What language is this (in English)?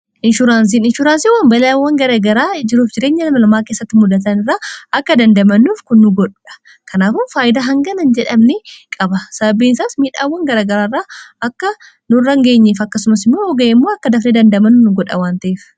Oromo